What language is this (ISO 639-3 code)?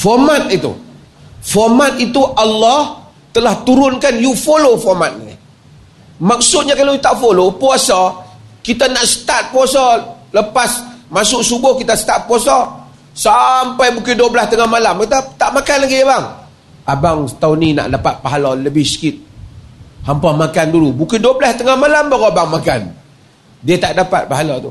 msa